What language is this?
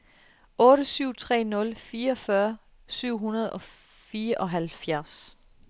Danish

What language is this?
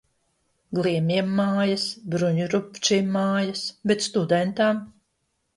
Latvian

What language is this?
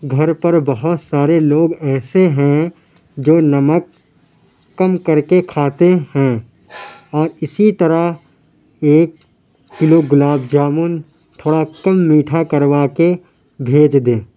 Urdu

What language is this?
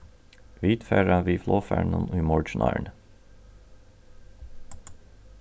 Faroese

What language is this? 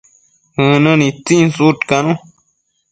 Matsés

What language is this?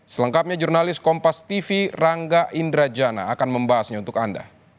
Indonesian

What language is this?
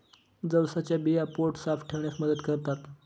Marathi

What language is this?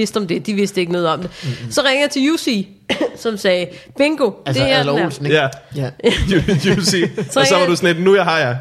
Danish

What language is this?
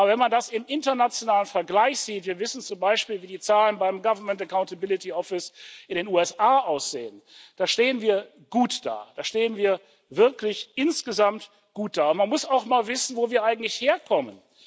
German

